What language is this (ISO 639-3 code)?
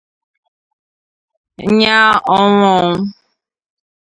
ibo